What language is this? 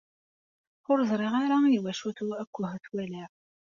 Kabyle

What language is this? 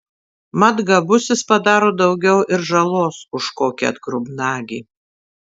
Lithuanian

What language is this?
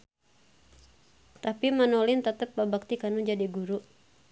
Sundanese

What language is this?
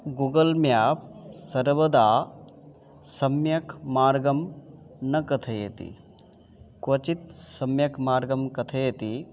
Sanskrit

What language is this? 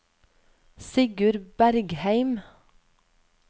Norwegian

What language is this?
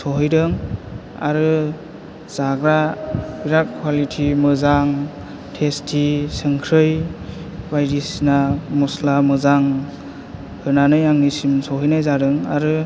Bodo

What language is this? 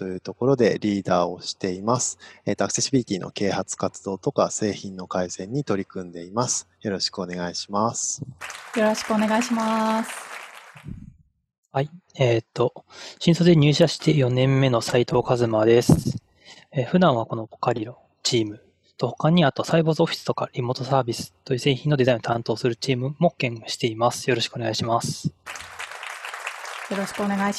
Japanese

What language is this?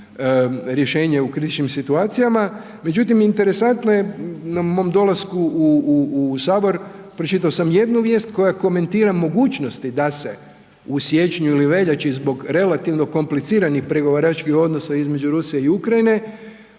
Croatian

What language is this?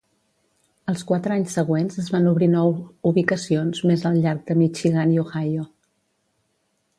Catalan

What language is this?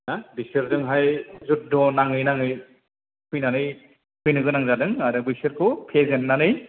Bodo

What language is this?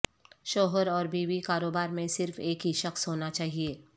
Urdu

